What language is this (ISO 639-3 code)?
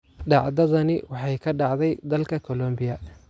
som